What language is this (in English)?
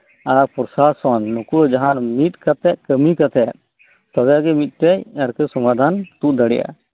Santali